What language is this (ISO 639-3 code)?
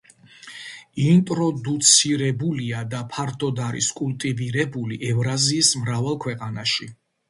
kat